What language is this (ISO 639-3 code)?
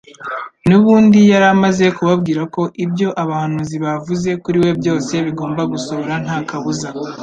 kin